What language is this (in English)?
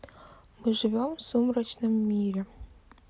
Russian